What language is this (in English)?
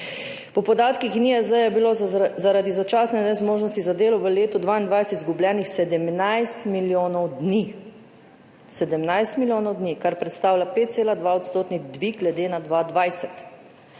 Slovenian